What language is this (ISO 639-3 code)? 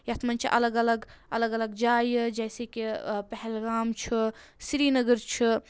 kas